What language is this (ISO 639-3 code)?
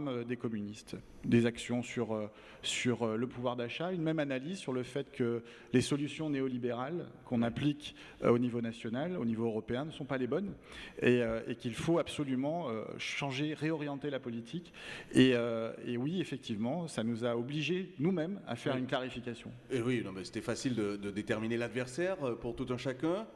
fra